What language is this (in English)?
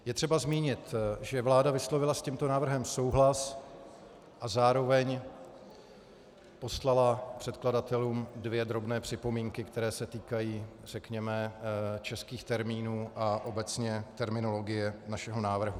Czech